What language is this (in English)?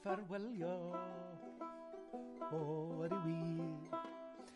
Welsh